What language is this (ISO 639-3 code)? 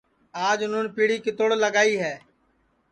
ssi